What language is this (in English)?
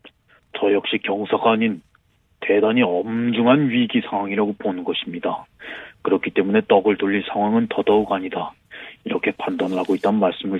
Korean